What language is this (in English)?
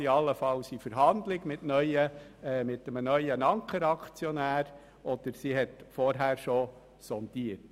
Swiss German